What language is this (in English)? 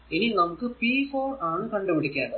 Malayalam